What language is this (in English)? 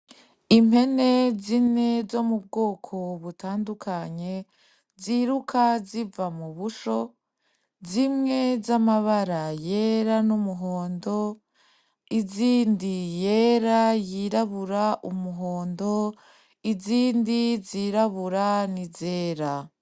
Rundi